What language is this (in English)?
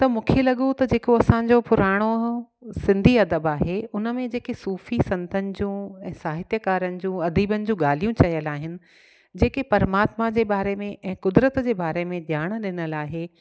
Sindhi